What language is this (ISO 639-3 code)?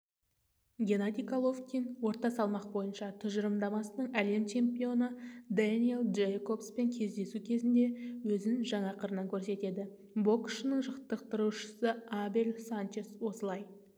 kaz